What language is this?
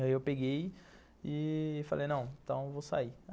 Portuguese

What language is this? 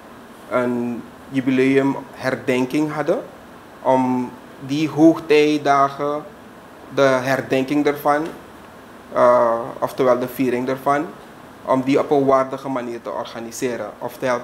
Dutch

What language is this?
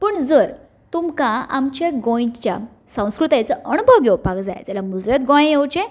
Konkani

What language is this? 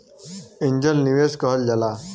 Bhojpuri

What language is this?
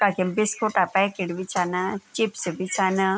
Garhwali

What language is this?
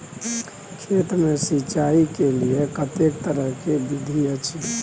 Maithili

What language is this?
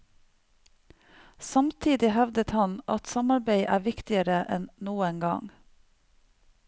Norwegian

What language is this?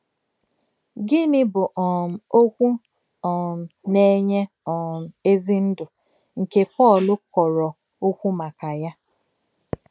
Igbo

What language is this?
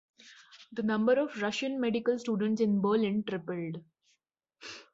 English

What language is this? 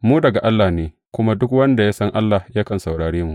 Hausa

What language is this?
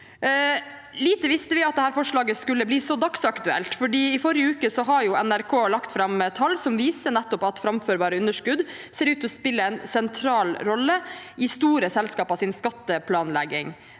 Norwegian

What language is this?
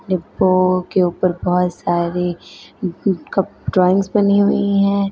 Hindi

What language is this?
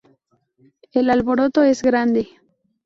Spanish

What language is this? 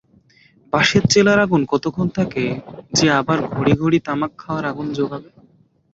Bangla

